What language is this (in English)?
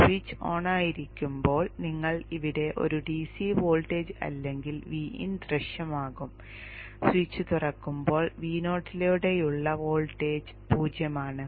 Malayalam